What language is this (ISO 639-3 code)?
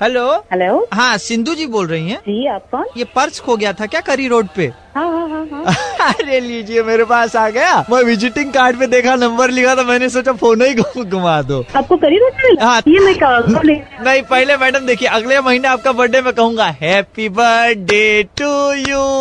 hin